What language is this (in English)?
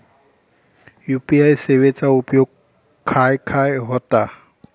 Marathi